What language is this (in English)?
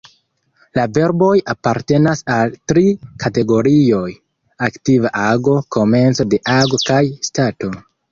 Esperanto